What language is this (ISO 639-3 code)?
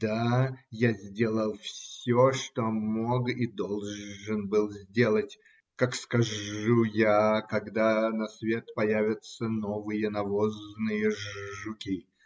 rus